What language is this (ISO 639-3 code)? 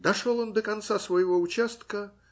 rus